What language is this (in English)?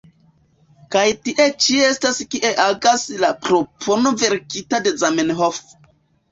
Esperanto